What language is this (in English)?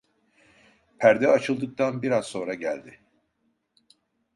Turkish